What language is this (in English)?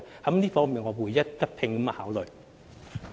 Cantonese